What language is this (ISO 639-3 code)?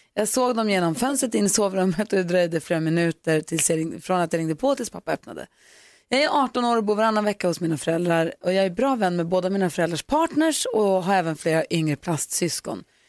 swe